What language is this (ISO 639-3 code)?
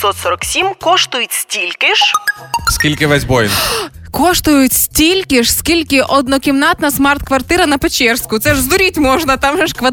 ukr